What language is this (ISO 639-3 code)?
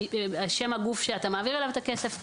heb